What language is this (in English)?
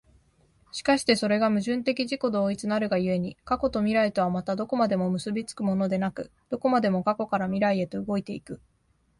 Japanese